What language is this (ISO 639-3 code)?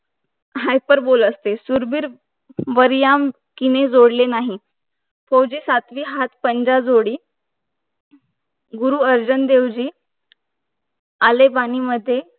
mar